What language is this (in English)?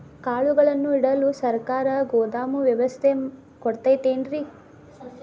Kannada